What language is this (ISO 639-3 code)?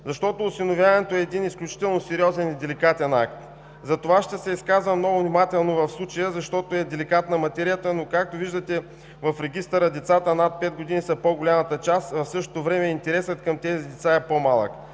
bul